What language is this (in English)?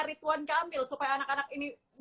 Indonesian